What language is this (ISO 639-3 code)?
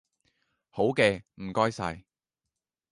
yue